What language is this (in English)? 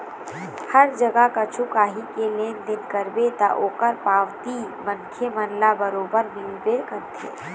Chhattisgarhi